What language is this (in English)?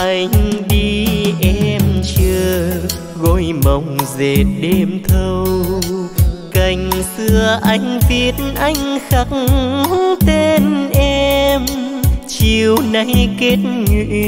Vietnamese